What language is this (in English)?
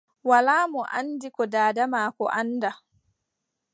Adamawa Fulfulde